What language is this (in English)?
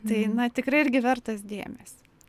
Lithuanian